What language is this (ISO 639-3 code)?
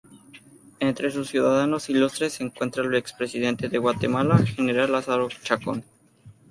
spa